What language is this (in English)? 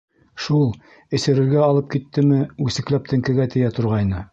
Bashkir